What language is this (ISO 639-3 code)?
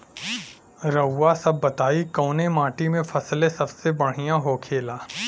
bho